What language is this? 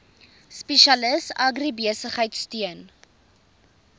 Afrikaans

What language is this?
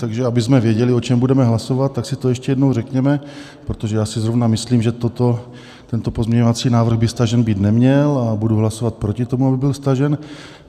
Czech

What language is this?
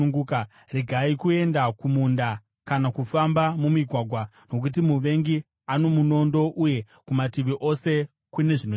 Shona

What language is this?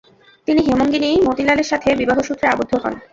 Bangla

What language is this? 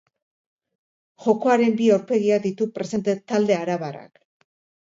Basque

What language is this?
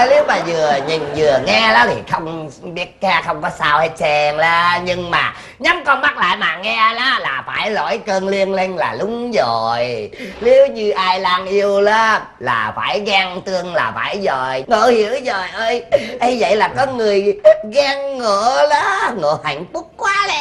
Vietnamese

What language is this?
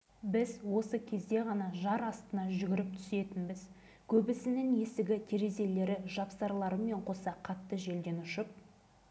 Kazakh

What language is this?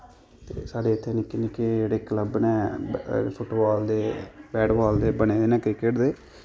Dogri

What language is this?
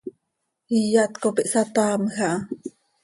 Seri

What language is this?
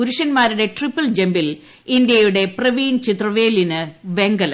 Malayalam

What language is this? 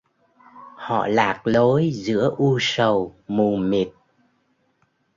Vietnamese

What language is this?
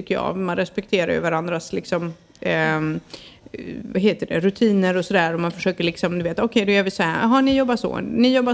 Swedish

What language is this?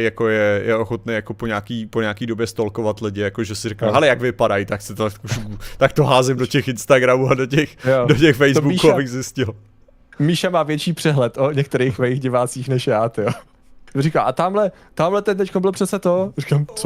Czech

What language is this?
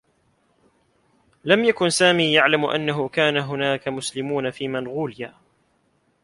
Arabic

